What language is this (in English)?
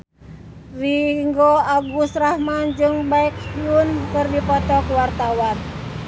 Sundanese